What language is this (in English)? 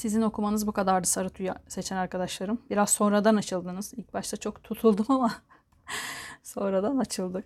Turkish